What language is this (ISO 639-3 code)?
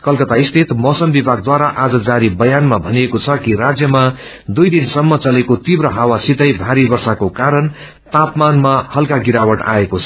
nep